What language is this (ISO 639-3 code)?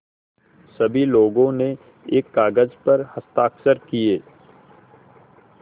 hin